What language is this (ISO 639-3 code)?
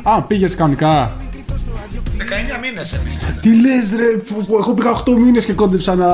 ell